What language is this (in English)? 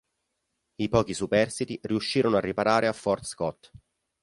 Italian